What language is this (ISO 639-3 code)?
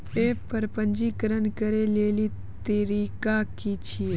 mai